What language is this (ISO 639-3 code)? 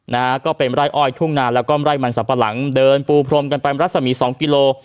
tha